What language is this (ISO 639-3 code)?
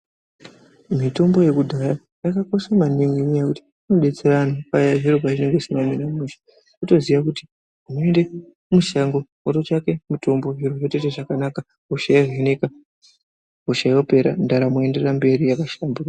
ndc